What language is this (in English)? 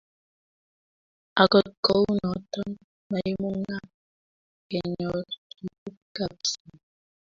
Kalenjin